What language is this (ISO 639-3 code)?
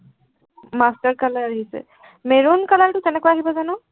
asm